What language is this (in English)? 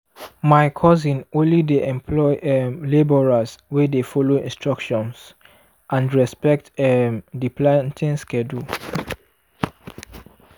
Nigerian Pidgin